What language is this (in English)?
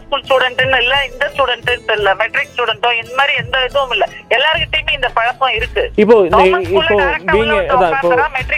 Tamil